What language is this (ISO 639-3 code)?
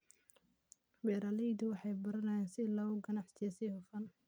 som